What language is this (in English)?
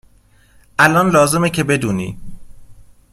Persian